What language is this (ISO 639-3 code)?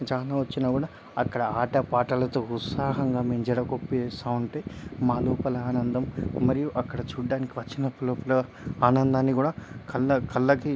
tel